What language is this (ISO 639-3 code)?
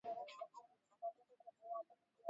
swa